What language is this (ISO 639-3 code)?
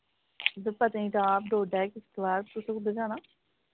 doi